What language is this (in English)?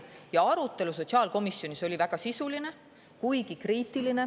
Estonian